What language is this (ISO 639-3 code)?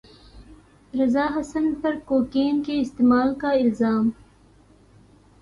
urd